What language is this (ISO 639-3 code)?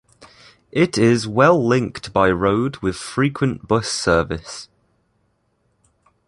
eng